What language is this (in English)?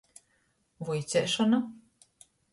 Latgalian